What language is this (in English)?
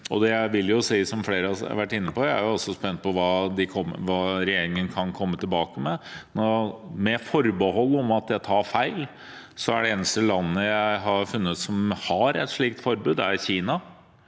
Norwegian